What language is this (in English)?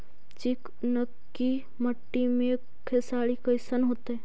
Magahi